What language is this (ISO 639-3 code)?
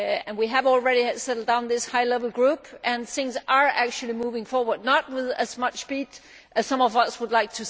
eng